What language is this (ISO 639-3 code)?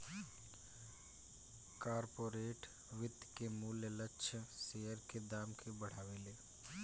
bho